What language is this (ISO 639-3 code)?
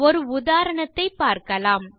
tam